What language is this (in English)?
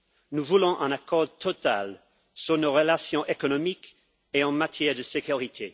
French